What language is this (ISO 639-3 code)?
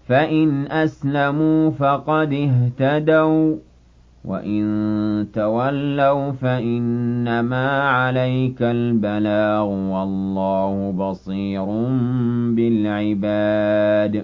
ara